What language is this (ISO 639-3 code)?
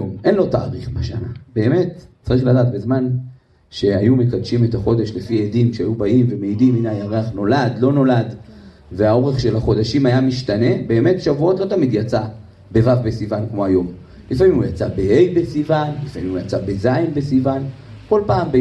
heb